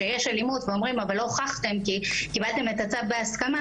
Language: Hebrew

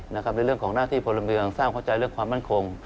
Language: Thai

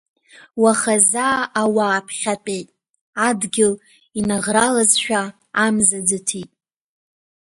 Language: Abkhazian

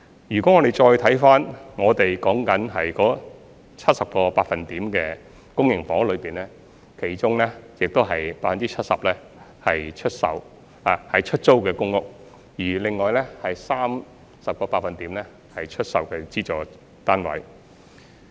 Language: Cantonese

